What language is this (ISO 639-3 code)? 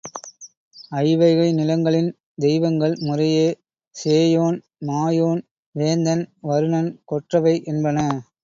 tam